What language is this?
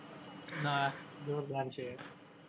Gujarati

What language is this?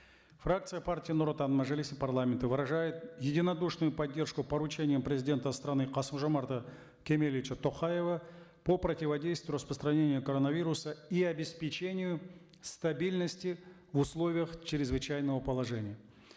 Kazakh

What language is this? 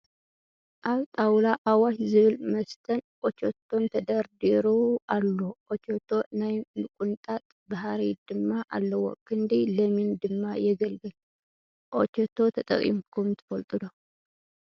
Tigrinya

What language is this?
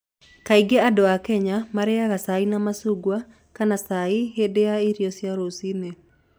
Kikuyu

